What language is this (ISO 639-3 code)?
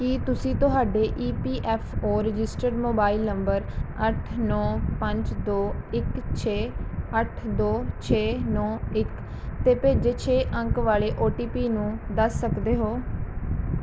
pan